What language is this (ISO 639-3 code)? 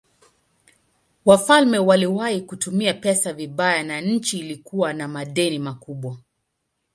swa